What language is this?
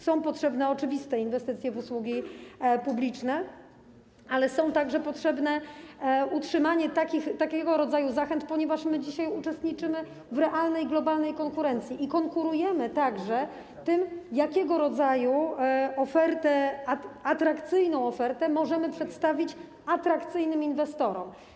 Polish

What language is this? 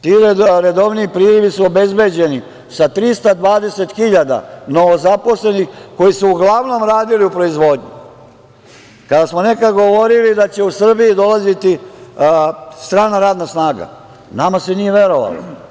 Serbian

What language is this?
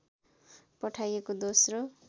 Nepali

